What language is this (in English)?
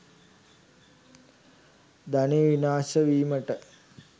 Sinhala